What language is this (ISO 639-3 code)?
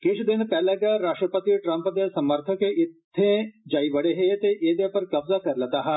doi